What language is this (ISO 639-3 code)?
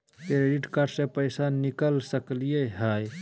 mag